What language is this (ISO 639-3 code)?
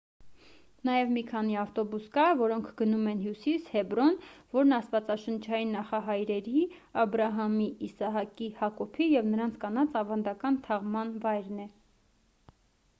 hye